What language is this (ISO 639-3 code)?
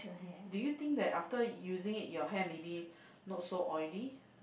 eng